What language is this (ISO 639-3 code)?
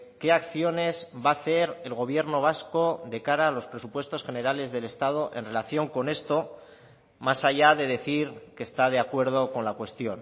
spa